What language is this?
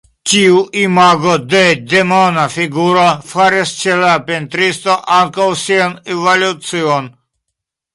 Esperanto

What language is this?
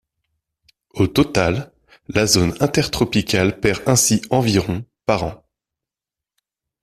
French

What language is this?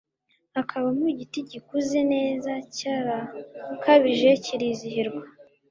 Kinyarwanda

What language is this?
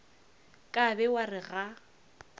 Northern Sotho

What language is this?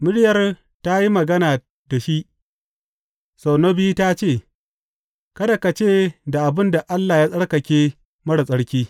Hausa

